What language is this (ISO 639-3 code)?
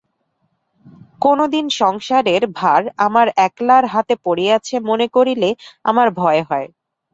ben